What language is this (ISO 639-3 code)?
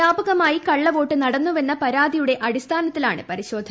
mal